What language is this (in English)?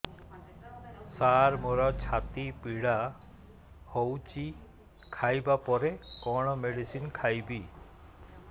Odia